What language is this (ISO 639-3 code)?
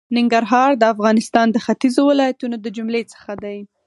pus